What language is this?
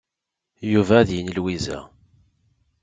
Kabyle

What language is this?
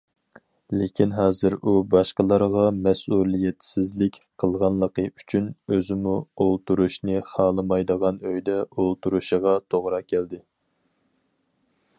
Uyghur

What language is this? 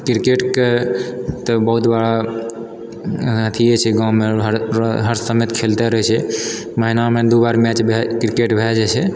Maithili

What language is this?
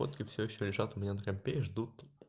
Russian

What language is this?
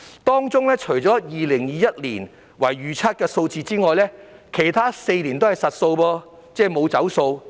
Cantonese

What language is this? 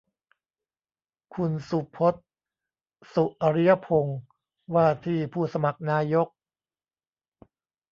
Thai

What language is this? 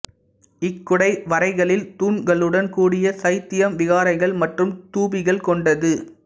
Tamil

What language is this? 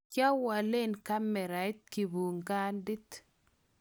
Kalenjin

